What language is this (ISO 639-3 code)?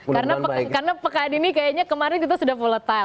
ind